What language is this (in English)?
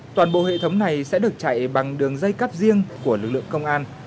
Vietnamese